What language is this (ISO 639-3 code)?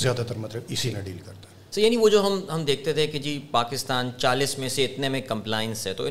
urd